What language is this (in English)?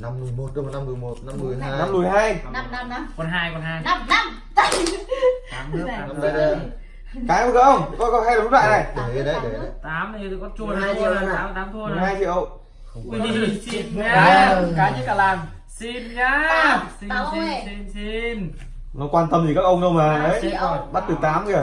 Vietnamese